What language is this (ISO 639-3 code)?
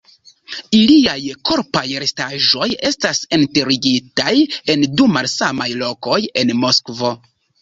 epo